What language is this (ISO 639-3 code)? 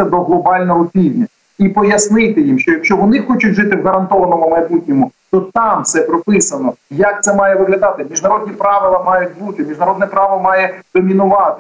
ukr